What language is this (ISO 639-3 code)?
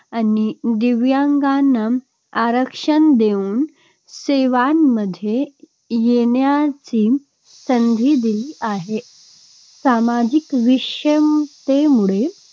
mar